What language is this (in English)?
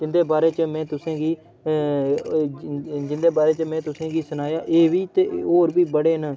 Dogri